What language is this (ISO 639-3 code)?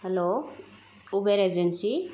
brx